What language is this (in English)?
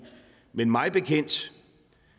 Danish